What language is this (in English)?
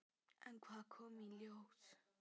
Icelandic